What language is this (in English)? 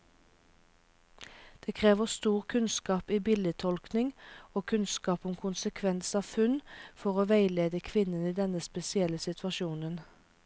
Norwegian